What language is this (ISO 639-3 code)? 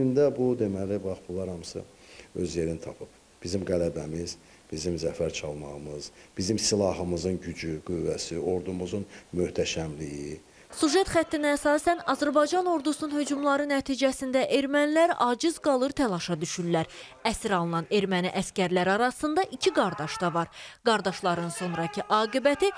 tur